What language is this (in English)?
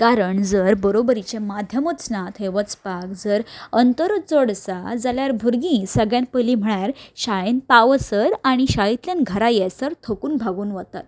Konkani